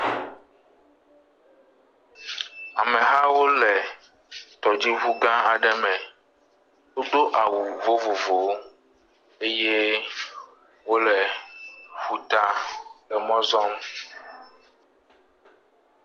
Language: Ewe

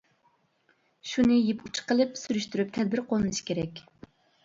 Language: Uyghur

